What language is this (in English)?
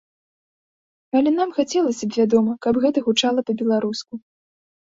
Belarusian